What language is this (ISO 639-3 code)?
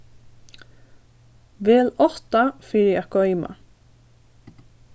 fao